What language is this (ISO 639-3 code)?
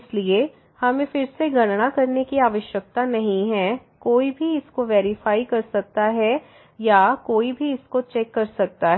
hin